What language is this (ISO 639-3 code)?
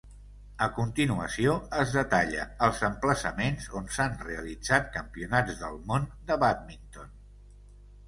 cat